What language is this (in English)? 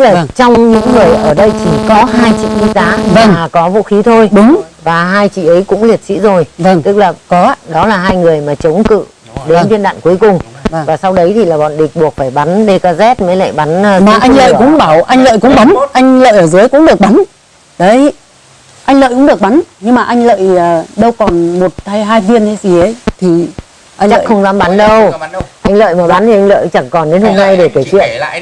Vietnamese